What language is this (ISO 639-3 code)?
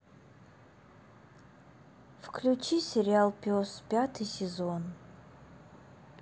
rus